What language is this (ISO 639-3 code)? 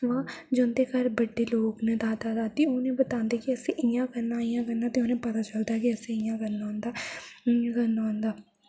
doi